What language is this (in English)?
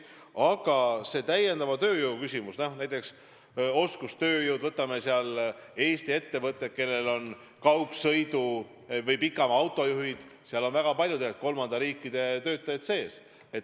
Estonian